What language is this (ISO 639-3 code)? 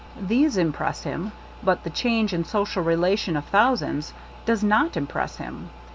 eng